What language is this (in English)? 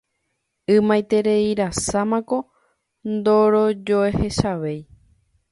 Guarani